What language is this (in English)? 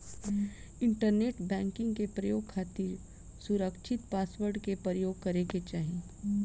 Bhojpuri